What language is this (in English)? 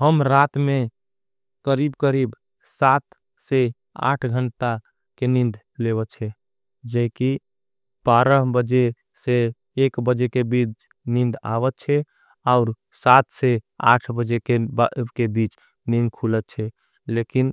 Angika